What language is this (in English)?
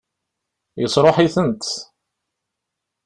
Kabyle